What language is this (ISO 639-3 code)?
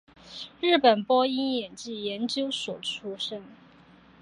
zho